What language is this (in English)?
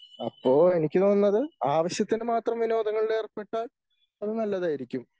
Malayalam